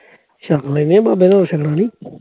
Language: Punjabi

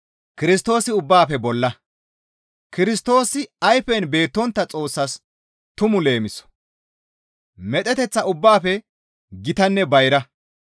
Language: Gamo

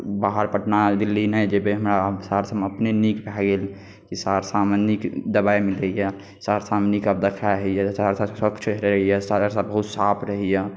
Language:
Maithili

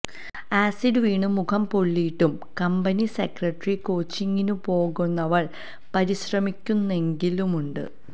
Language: Malayalam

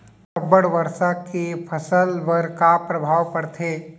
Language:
Chhattisgarhi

